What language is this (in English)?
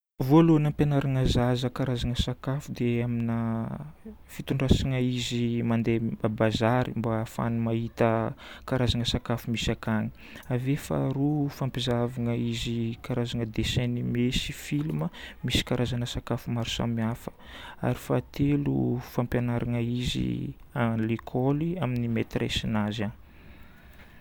Northern Betsimisaraka Malagasy